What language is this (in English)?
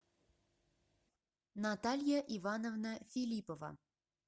Russian